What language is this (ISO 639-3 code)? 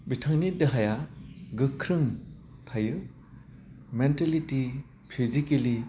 brx